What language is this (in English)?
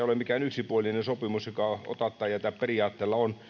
Finnish